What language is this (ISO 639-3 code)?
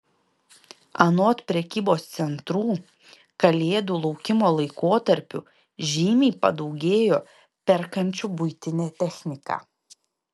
lit